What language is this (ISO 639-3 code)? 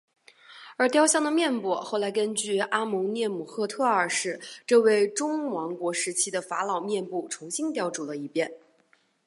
zho